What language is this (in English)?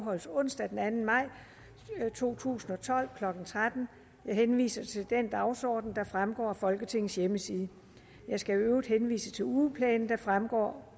Danish